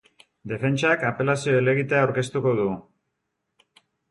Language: Basque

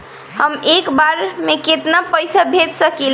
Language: Bhojpuri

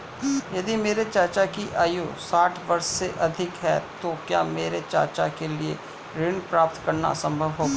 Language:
Hindi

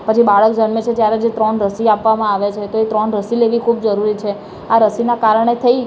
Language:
Gujarati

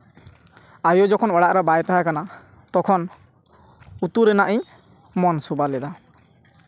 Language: Santali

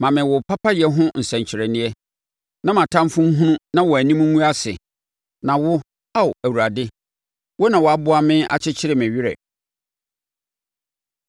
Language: Akan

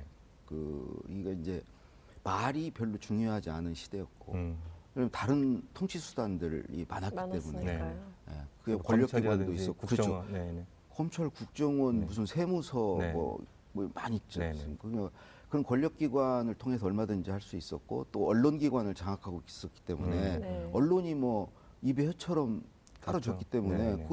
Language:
Korean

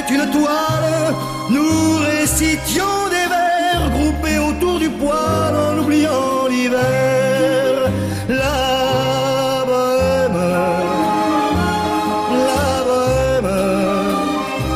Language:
Bulgarian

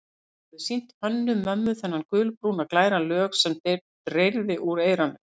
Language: Icelandic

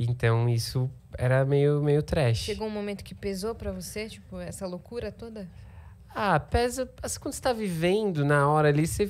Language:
Portuguese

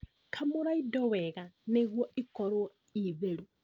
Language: Kikuyu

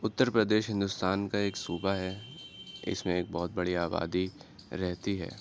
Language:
Urdu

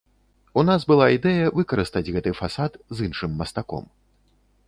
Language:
Belarusian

